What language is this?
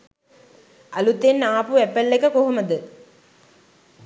Sinhala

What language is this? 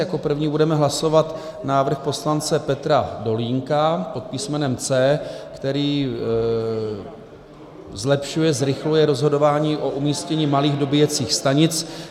Czech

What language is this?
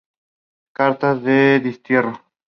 Spanish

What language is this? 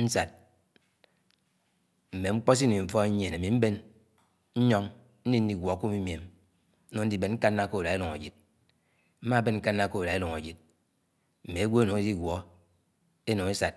Anaang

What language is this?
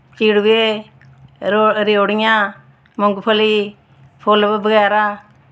Dogri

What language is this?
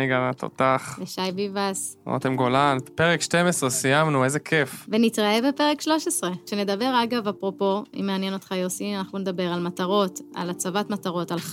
Hebrew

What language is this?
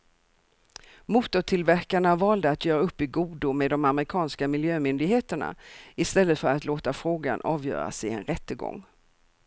Swedish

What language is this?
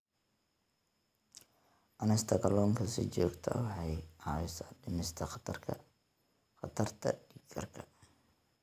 Somali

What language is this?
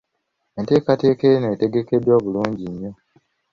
Ganda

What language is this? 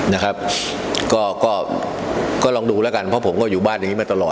Thai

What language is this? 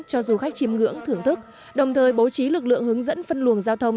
Vietnamese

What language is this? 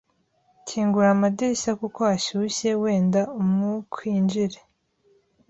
Kinyarwanda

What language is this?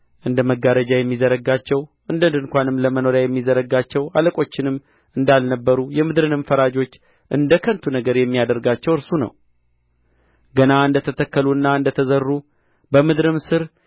Amharic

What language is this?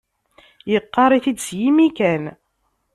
Kabyle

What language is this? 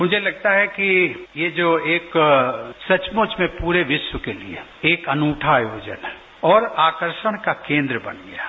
Hindi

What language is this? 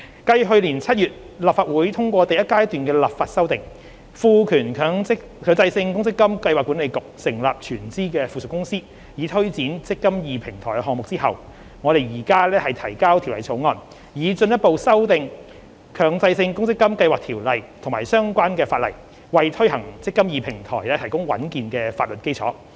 Cantonese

